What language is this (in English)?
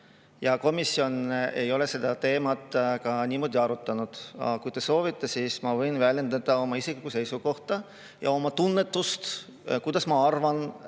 Estonian